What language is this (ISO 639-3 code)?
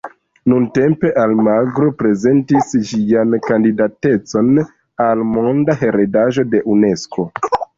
epo